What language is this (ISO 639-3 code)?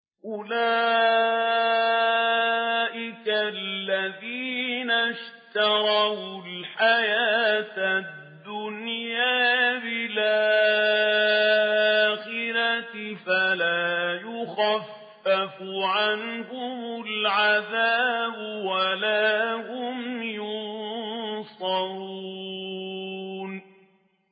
ara